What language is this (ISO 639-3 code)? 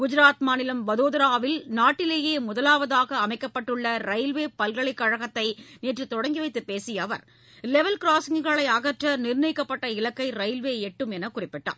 tam